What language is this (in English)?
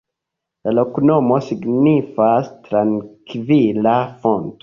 Esperanto